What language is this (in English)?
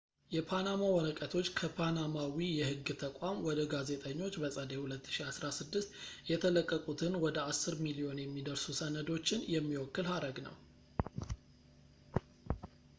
Amharic